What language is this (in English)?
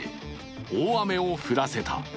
Japanese